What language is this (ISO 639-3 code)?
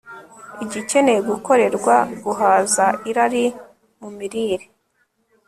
kin